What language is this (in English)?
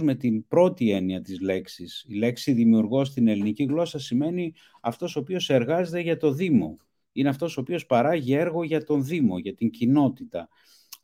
Greek